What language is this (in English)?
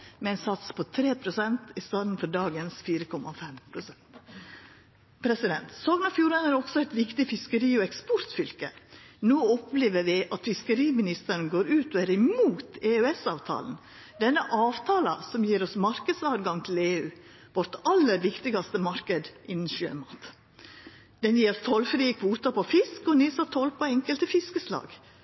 Norwegian Nynorsk